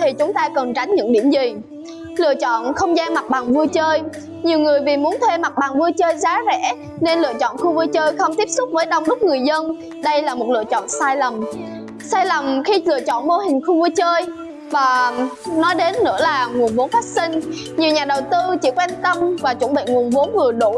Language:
Vietnamese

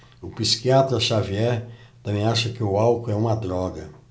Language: Portuguese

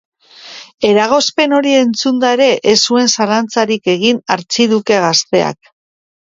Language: Basque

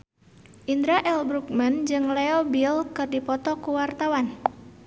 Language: Sundanese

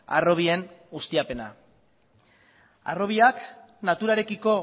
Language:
Basque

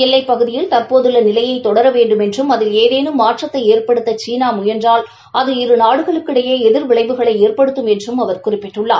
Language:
Tamil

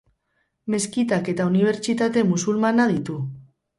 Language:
Basque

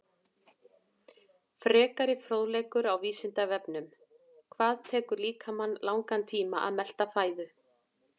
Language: Icelandic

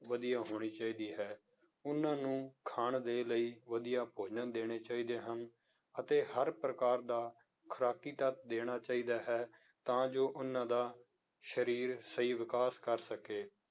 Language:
Punjabi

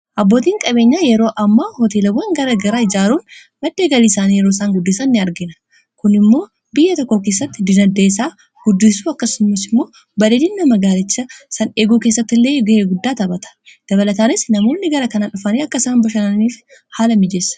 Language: Oromo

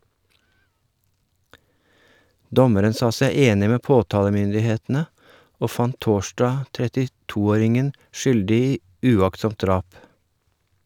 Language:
Norwegian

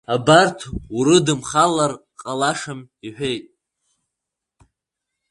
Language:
Abkhazian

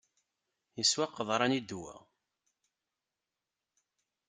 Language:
Kabyle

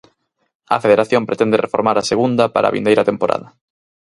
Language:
Galician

